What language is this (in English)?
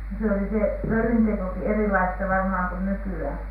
Finnish